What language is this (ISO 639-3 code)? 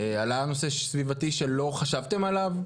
heb